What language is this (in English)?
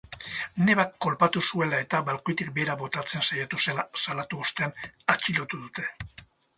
Basque